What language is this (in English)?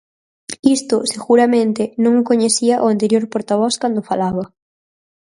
Galician